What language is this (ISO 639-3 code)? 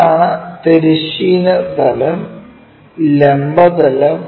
mal